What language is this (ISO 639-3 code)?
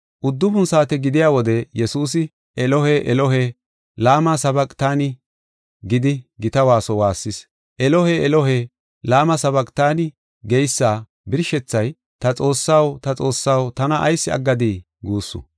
gof